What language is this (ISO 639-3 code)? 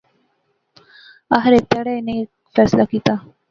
phr